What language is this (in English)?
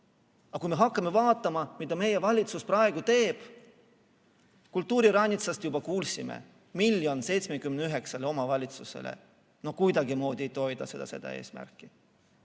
Estonian